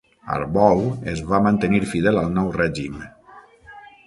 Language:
Catalan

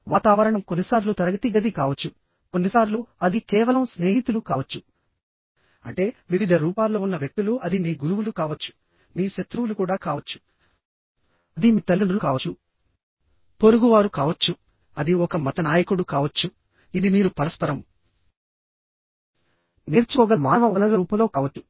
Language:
Telugu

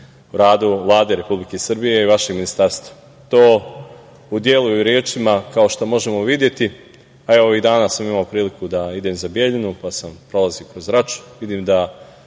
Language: Serbian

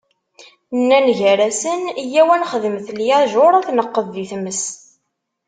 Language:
Kabyle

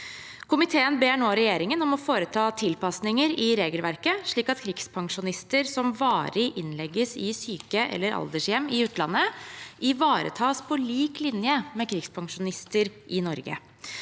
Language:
Norwegian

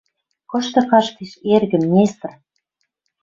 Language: Western Mari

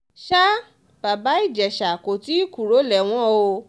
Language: Yoruba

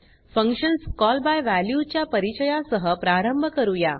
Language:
Marathi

